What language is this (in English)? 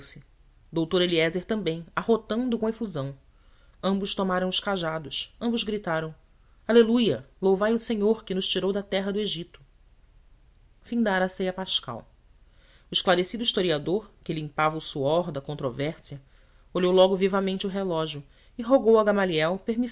Portuguese